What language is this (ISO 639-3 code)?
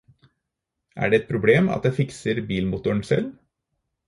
nob